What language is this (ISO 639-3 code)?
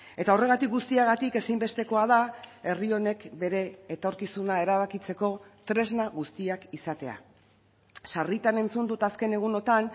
eus